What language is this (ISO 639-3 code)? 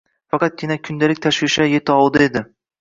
uzb